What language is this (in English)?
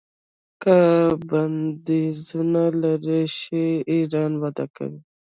Pashto